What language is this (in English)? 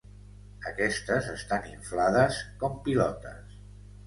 Catalan